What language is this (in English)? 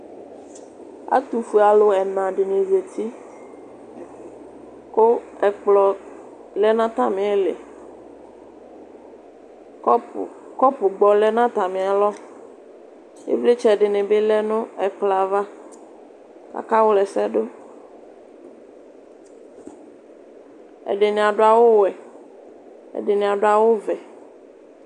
Ikposo